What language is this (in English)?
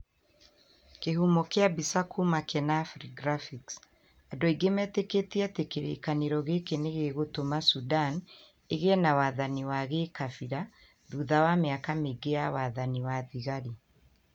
Kikuyu